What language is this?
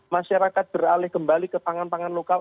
Indonesian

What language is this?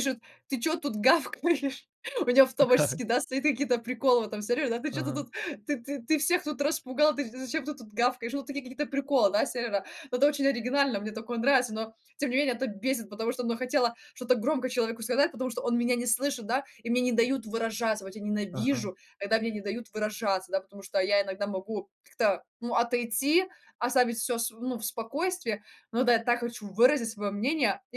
Russian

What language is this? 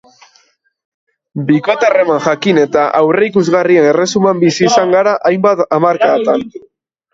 Basque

